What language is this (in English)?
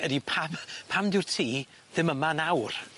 Welsh